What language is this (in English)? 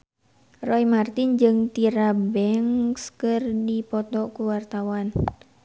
Sundanese